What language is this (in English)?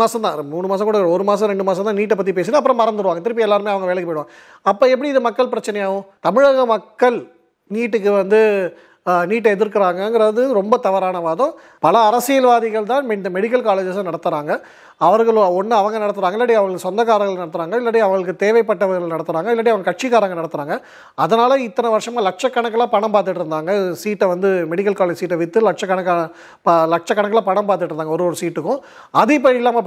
Tamil